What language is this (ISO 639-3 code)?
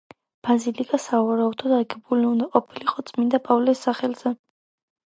kat